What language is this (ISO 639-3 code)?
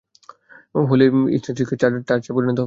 ben